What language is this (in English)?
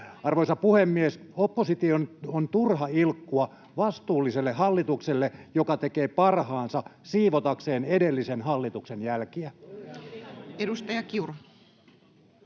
Finnish